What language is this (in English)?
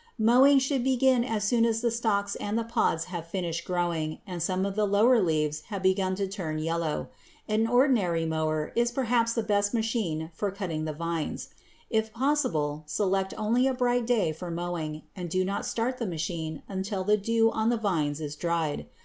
English